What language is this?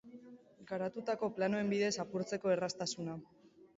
Basque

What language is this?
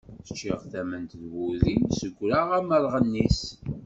Kabyle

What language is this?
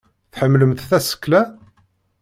Kabyle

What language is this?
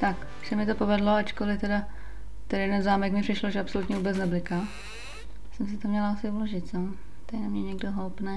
Czech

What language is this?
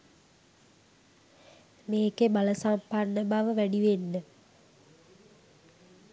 Sinhala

